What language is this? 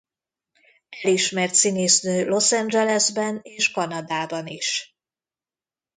Hungarian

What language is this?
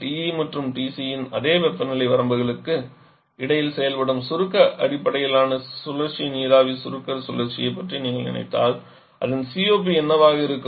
Tamil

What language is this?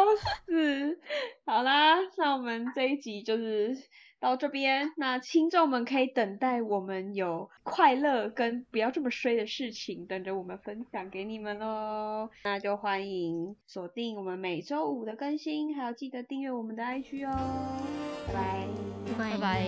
Chinese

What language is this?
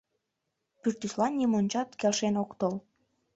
Mari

